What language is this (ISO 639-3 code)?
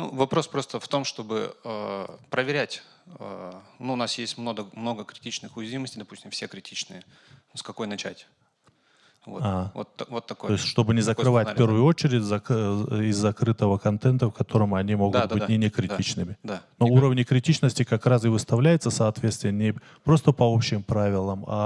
rus